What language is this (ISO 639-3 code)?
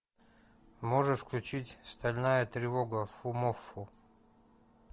rus